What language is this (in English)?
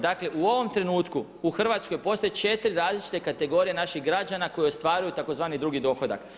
Croatian